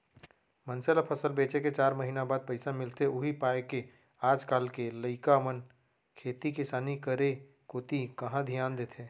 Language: Chhattisgarhi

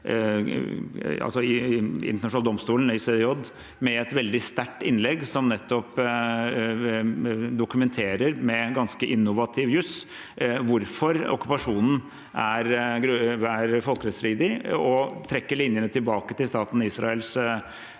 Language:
Norwegian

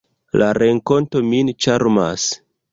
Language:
Esperanto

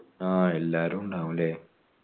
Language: Malayalam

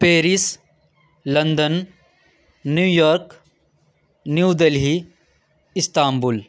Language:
Urdu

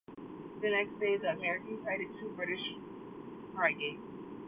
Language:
English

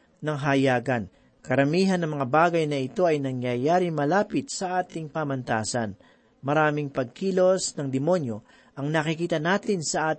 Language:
Filipino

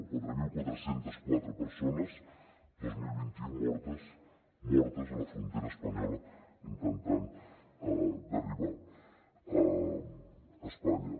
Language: Catalan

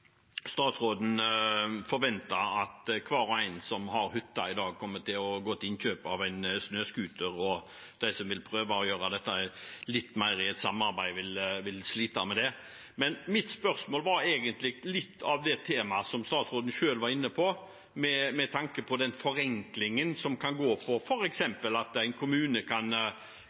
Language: Norwegian Bokmål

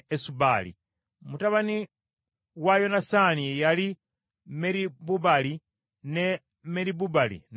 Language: Ganda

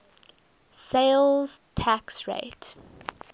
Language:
English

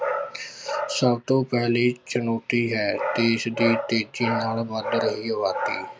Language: Punjabi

